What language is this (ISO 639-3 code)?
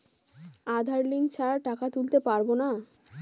ben